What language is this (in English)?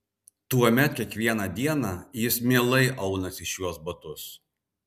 Lithuanian